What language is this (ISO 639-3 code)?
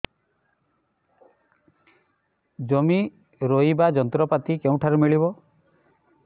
ori